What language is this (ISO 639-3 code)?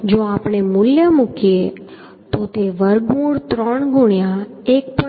guj